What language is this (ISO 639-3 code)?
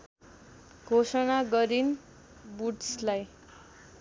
nep